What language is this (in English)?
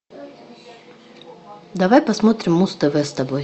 Russian